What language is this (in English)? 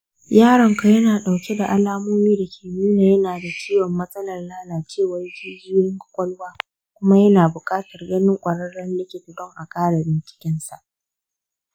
Hausa